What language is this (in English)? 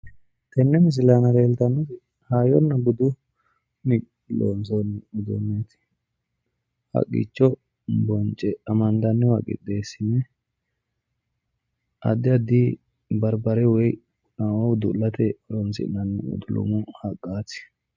Sidamo